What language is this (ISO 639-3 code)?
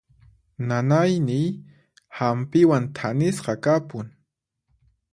qxp